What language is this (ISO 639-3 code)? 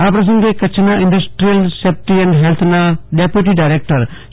guj